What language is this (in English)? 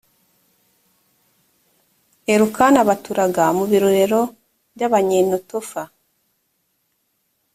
Kinyarwanda